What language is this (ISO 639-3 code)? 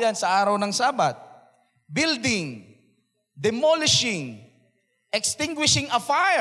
fil